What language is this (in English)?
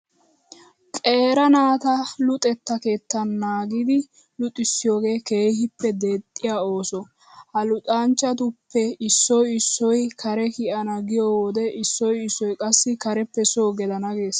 Wolaytta